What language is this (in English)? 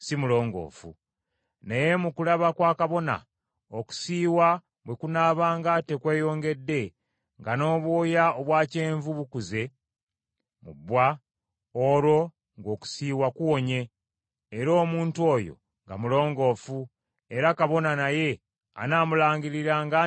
Ganda